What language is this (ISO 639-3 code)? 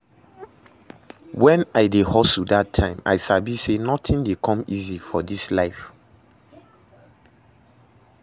pcm